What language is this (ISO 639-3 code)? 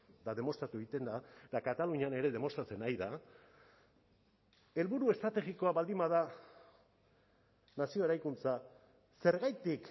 eus